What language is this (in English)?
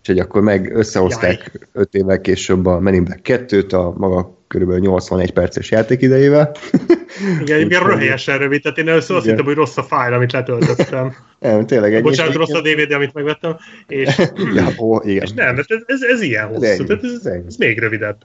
Hungarian